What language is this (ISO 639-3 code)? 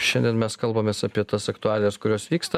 lit